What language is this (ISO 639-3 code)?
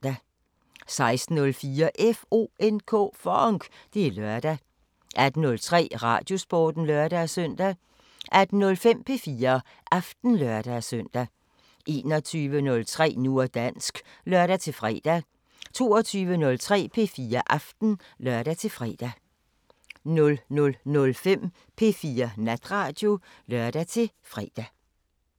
dan